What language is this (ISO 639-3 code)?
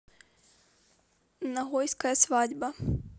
rus